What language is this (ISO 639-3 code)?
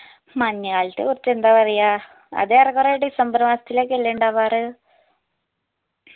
mal